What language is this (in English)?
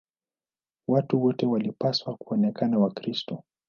Swahili